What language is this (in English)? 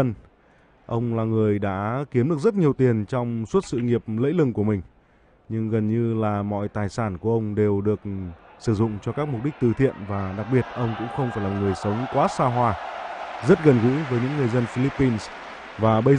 Vietnamese